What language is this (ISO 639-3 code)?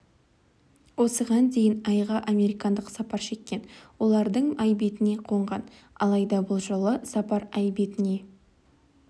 kaz